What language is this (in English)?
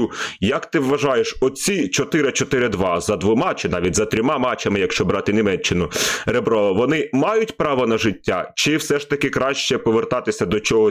Ukrainian